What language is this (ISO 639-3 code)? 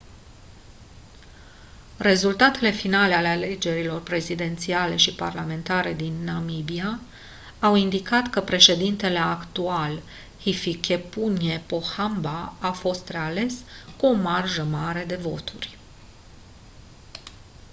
ron